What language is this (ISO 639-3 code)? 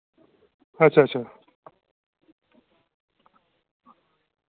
doi